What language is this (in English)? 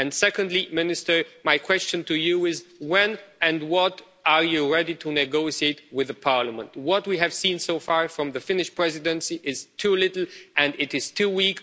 English